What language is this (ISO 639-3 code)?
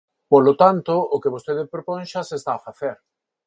glg